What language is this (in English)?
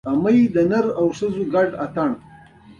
Pashto